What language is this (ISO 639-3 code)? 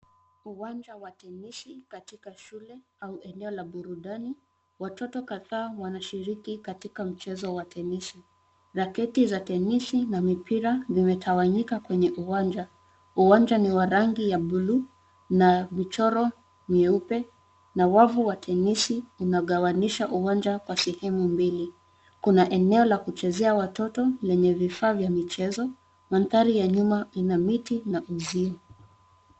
swa